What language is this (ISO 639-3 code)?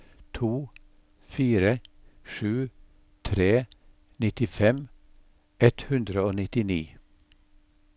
nor